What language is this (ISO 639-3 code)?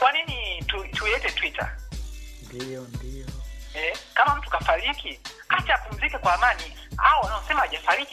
swa